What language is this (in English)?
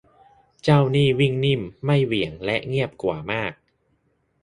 Thai